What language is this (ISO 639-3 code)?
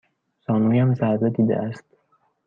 fas